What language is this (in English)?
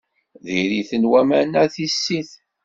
Kabyle